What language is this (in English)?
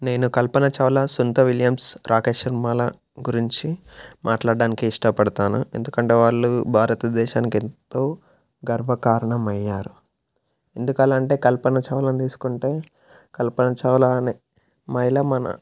Telugu